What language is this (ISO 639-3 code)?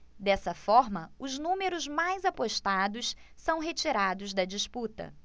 por